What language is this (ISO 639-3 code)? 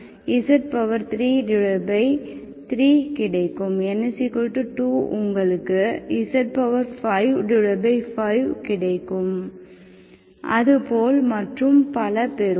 tam